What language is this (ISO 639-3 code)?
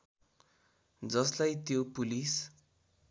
nep